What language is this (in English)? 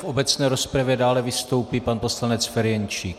Czech